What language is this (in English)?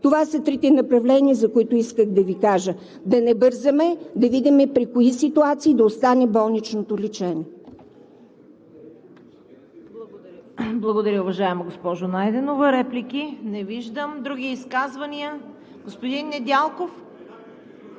Bulgarian